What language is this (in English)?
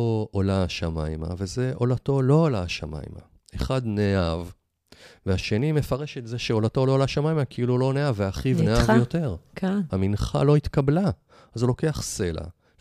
Hebrew